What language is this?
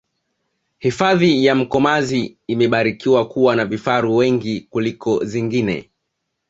Swahili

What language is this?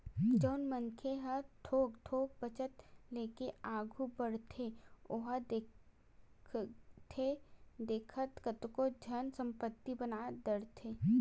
Chhattisgarhi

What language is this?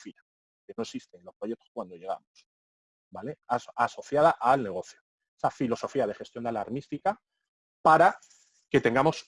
Spanish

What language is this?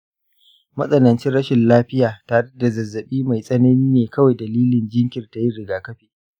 Hausa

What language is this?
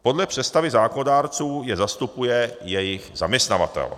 Czech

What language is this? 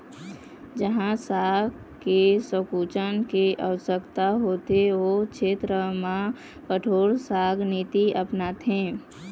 Chhattisgarhi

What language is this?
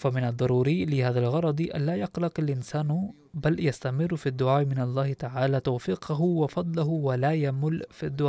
Arabic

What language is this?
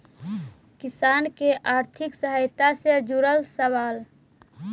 Magahi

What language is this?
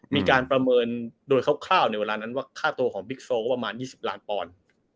Thai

